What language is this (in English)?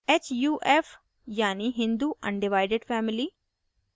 Hindi